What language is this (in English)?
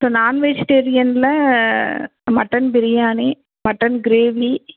Tamil